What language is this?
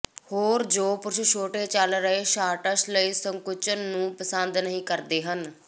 Punjabi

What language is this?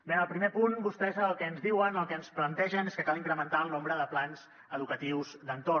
Catalan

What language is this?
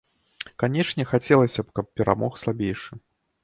Belarusian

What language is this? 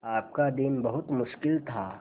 Hindi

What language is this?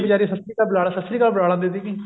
Punjabi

